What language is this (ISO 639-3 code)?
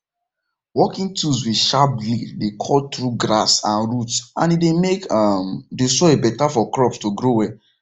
pcm